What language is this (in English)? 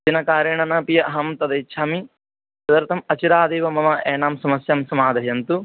Sanskrit